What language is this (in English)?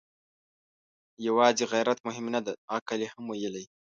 Pashto